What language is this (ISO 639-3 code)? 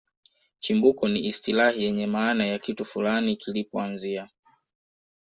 swa